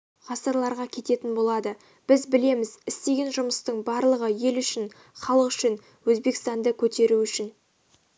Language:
Kazakh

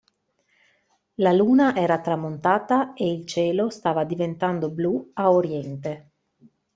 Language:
Italian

